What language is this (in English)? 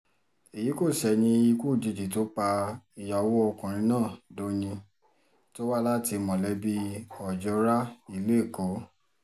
Yoruba